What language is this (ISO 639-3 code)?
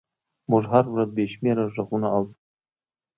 pus